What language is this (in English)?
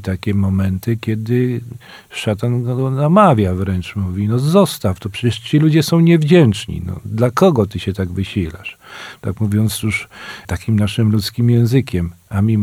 Polish